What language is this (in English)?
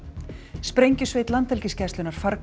Icelandic